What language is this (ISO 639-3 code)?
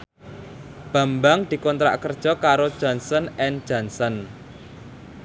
jav